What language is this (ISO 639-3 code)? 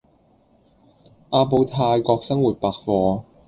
yue